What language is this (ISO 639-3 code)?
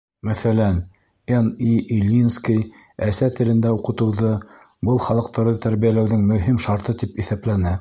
bak